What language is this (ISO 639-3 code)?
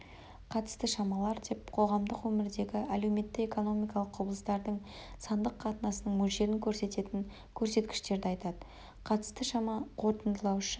kaz